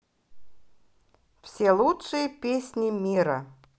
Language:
Russian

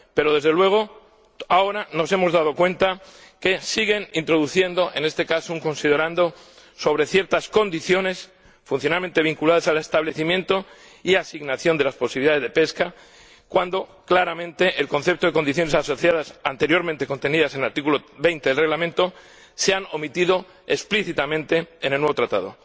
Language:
Spanish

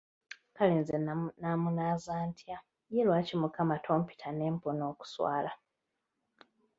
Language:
Ganda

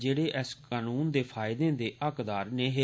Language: Dogri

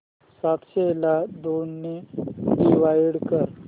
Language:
Marathi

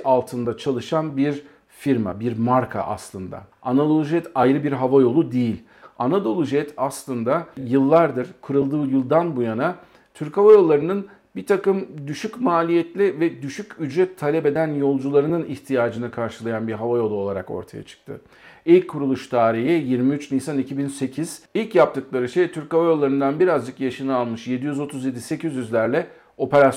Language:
Turkish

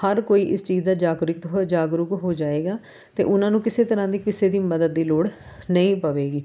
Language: Punjabi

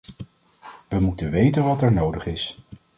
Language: Dutch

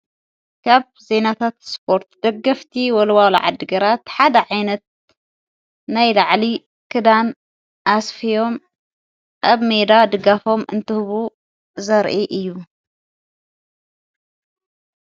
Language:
Tigrinya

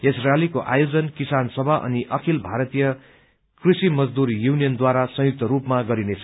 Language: Nepali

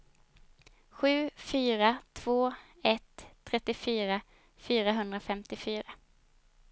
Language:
Swedish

